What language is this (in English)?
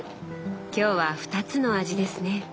Japanese